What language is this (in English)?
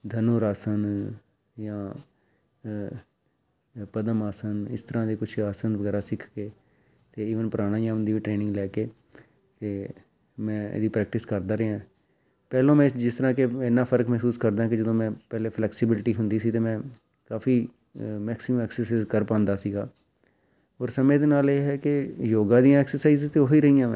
Punjabi